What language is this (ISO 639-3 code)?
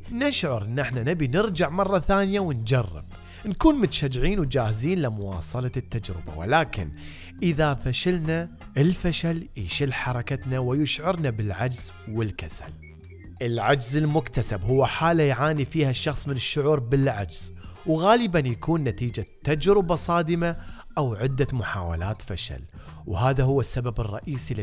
ara